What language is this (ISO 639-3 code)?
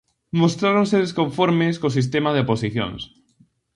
glg